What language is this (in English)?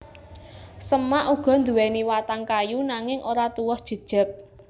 Javanese